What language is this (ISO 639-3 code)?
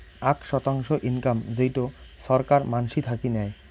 ben